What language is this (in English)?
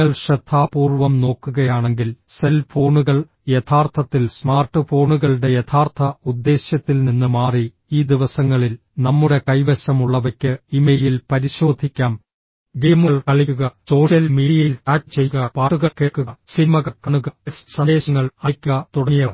Malayalam